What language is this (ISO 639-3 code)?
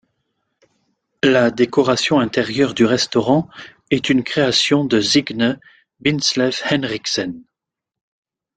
fra